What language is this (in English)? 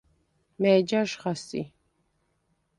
Svan